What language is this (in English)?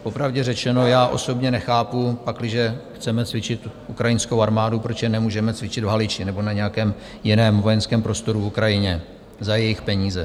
Czech